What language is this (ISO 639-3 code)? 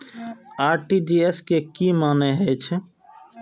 mai